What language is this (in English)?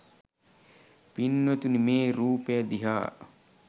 Sinhala